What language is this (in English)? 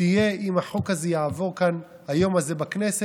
Hebrew